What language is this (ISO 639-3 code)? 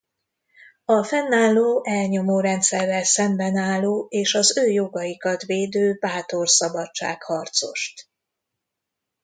hun